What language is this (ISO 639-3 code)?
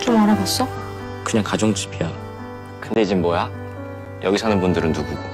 kor